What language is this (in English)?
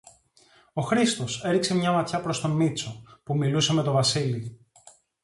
Greek